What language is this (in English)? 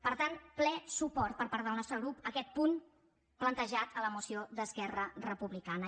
Catalan